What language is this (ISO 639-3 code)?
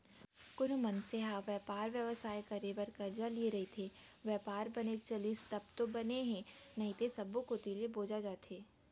hne